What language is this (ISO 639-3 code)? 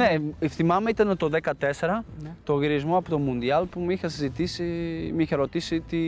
ell